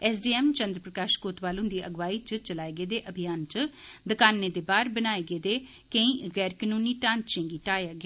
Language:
Dogri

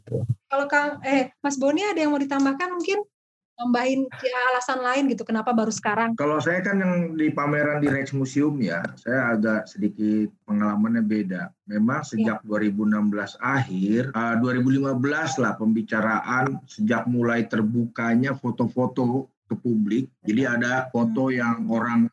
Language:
Indonesian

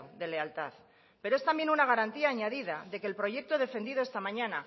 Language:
Spanish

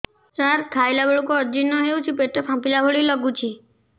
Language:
Odia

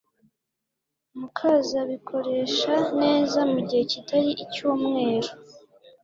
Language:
Kinyarwanda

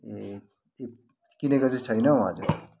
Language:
Nepali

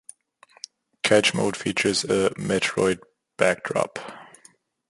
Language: English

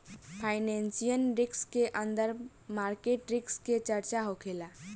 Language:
Bhojpuri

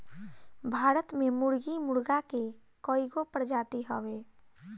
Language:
Bhojpuri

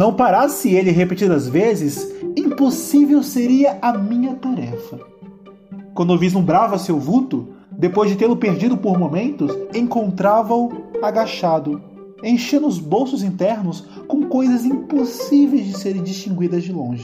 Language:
Portuguese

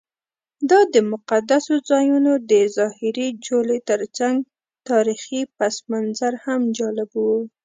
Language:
Pashto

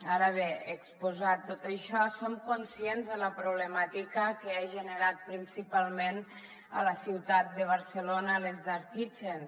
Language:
Catalan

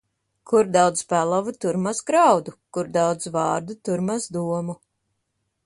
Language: Latvian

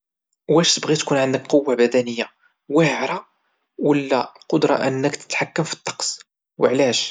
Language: Moroccan Arabic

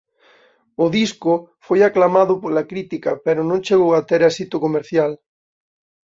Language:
Galician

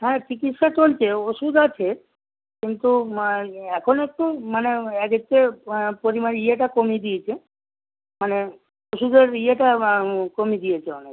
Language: Bangla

